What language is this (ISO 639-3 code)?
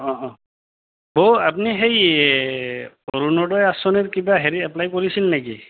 asm